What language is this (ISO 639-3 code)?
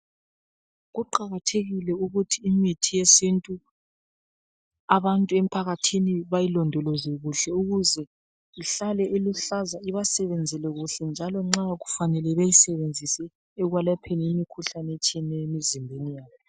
nde